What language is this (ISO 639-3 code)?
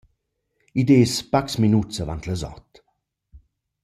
roh